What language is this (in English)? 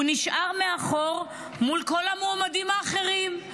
Hebrew